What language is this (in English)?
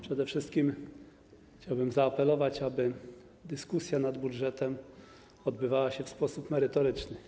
Polish